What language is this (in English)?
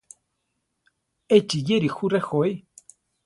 Central Tarahumara